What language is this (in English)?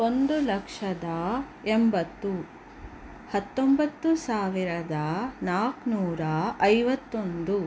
Kannada